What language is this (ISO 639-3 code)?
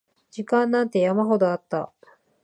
jpn